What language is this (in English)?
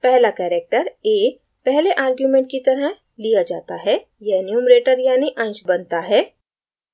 Hindi